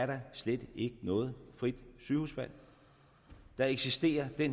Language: Danish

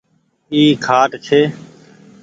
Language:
Goaria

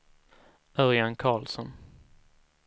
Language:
Swedish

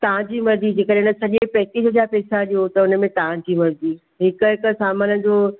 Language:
Sindhi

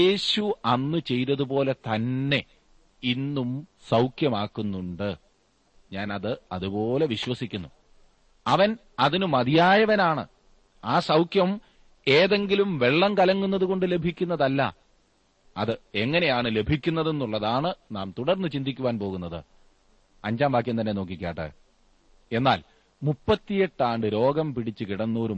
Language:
Malayalam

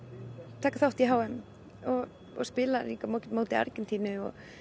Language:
Icelandic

